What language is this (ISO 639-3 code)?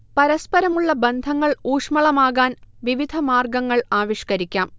mal